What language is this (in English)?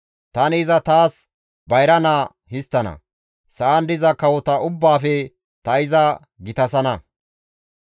Gamo